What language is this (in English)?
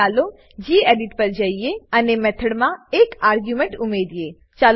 Gujarati